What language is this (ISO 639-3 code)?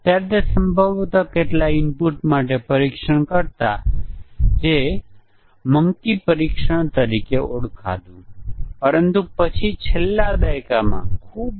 guj